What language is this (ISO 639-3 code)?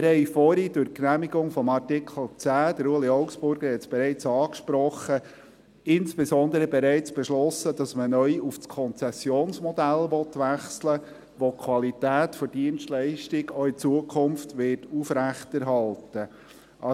gsw